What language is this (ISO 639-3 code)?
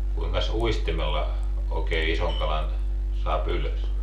fin